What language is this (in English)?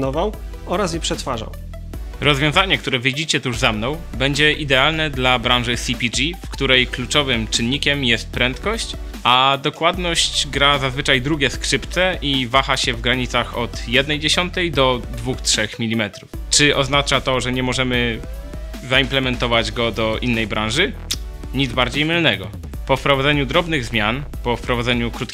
Polish